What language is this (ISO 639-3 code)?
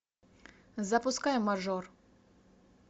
rus